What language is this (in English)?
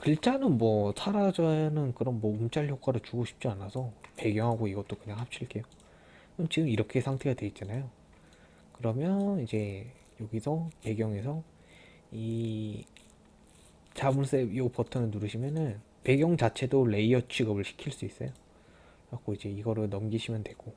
Korean